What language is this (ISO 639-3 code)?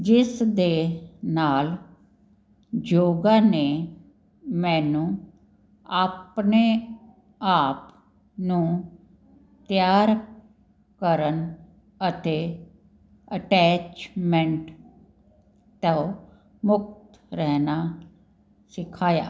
pan